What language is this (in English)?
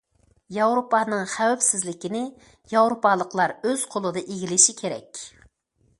Uyghur